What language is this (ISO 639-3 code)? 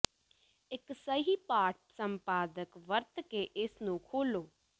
pan